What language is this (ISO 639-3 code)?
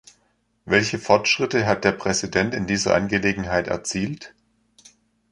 deu